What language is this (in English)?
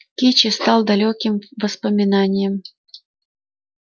Russian